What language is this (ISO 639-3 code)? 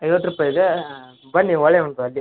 kan